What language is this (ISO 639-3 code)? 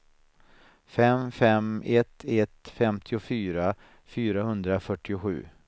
swe